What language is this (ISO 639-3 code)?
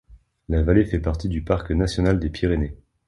fra